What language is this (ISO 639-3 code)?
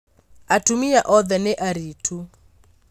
kik